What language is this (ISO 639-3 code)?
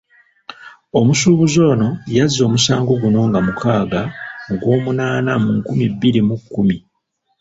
lug